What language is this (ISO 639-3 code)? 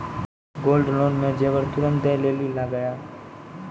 mai